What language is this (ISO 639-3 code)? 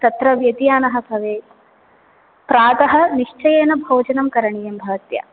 san